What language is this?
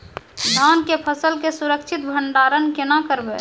Maithili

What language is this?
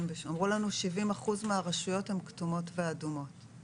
Hebrew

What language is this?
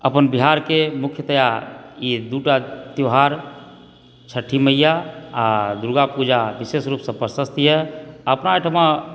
Maithili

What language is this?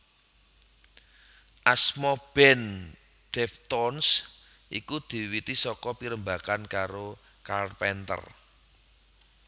Javanese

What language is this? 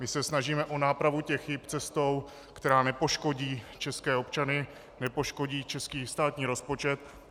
Czech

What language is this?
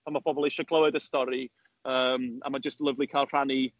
Welsh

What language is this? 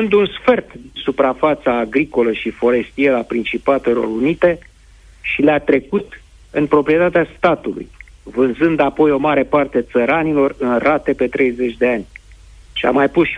Romanian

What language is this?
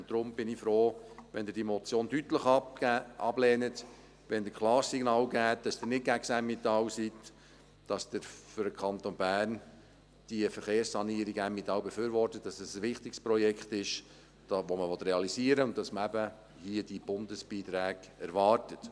Swiss German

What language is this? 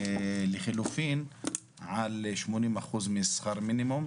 Hebrew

